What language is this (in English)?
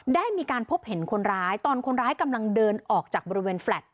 Thai